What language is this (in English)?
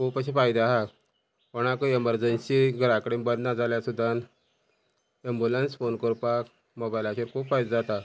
Konkani